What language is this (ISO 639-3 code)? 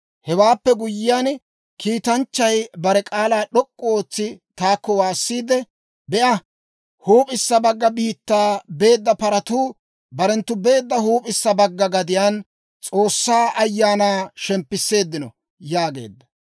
dwr